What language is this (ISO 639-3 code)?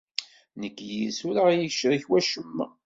kab